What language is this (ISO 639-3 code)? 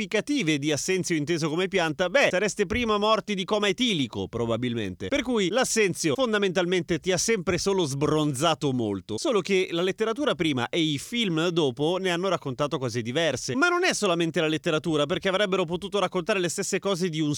ita